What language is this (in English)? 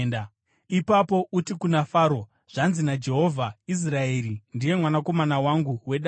Shona